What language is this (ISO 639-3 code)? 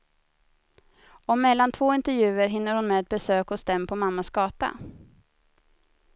swe